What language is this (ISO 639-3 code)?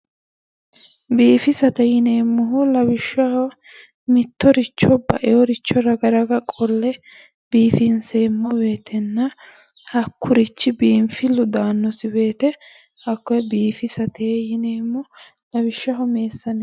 sid